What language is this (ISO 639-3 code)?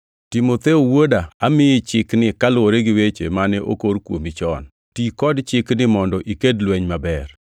luo